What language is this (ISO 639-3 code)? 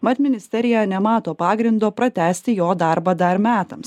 lit